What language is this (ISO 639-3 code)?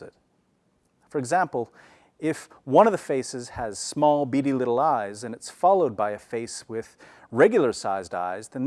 eng